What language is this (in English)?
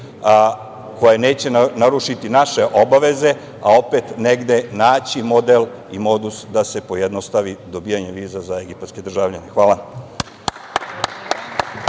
Serbian